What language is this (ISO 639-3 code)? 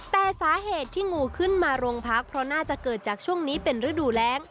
tha